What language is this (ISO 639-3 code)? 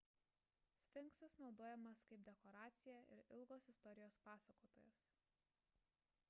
lit